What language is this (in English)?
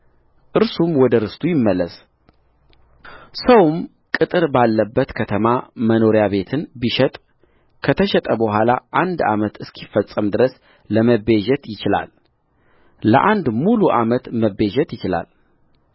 Amharic